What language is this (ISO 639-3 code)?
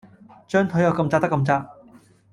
yue